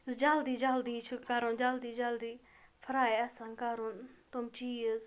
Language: Kashmiri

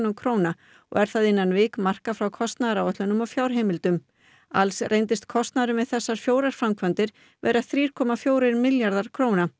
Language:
Icelandic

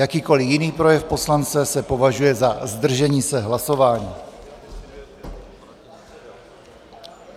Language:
Czech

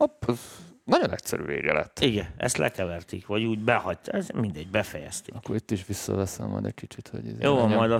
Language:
Hungarian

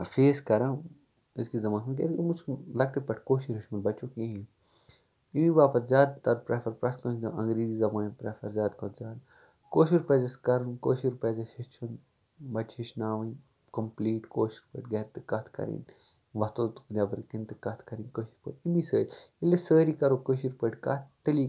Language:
Kashmiri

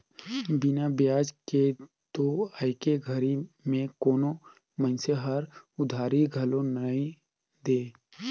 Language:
Chhattisgarhi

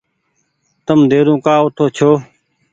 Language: Goaria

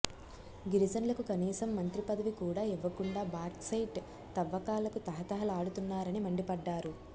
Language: Telugu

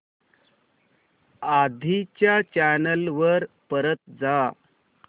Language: Marathi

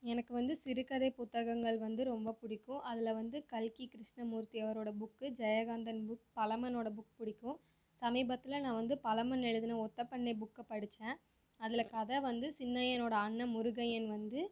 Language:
Tamil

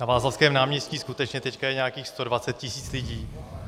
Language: Czech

